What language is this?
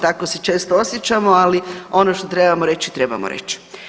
Croatian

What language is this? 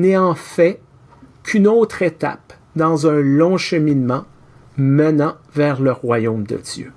French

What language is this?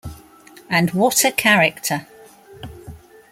English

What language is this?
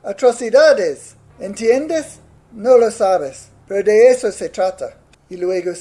Spanish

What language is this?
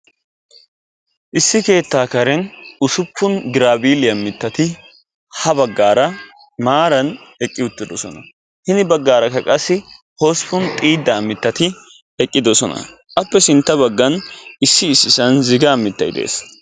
Wolaytta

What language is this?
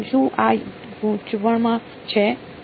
Gujarati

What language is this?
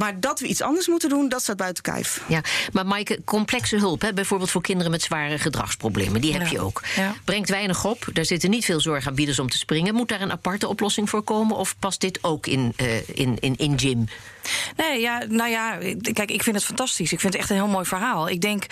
Dutch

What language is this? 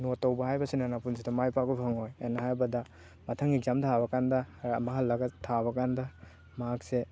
Manipuri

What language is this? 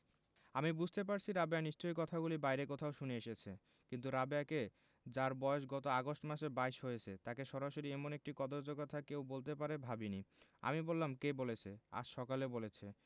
Bangla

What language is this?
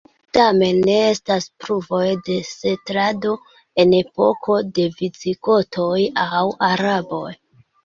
Esperanto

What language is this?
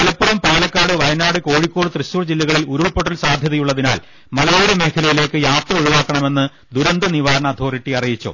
Malayalam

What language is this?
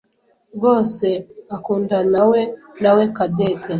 Kinyarwanda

